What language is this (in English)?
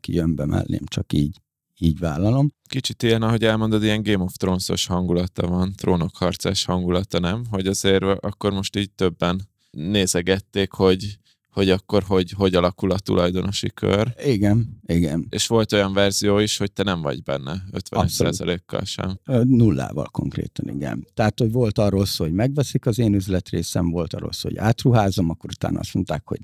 Hungarian